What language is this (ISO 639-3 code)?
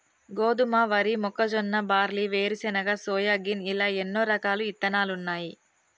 tel